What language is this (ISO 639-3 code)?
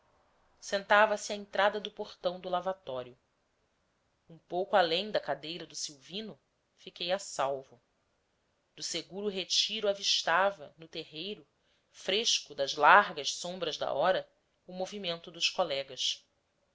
por